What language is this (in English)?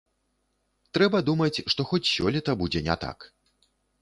Belarusian